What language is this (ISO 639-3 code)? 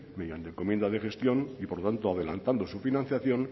spa